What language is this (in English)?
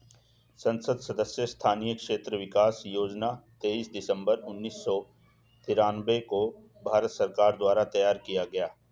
Hindi